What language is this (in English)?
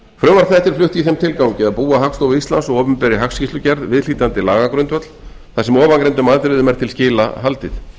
Icelandic